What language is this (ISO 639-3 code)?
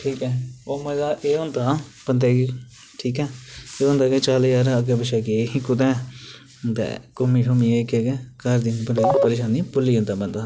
doi